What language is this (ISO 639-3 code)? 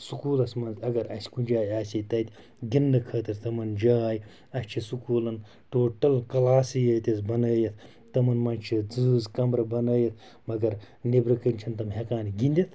kas